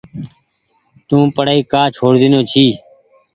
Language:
Goaria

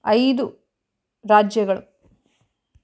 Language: Kannada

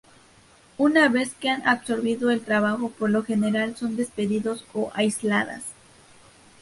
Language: Spanish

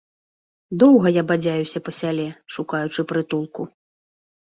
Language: Belarusian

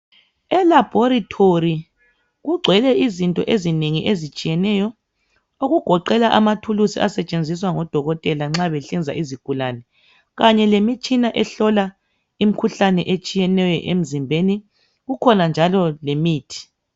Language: North Ndebele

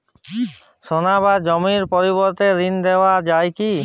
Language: Bangla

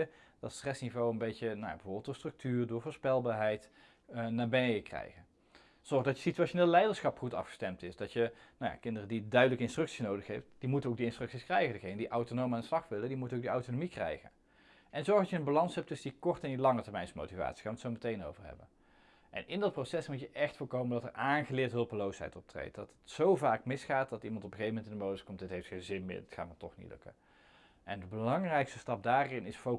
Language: Dutch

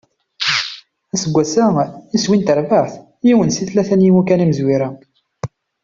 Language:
Kabyle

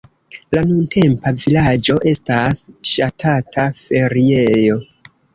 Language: Esperanto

